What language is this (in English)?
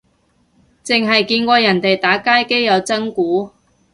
Cantonese